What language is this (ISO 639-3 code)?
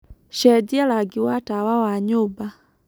kik